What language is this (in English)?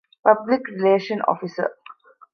Divehi